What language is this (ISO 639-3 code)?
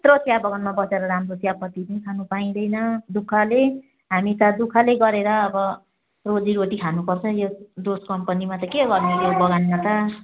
nep